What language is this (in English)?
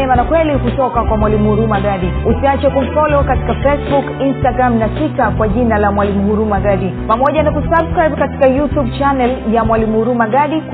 Swahili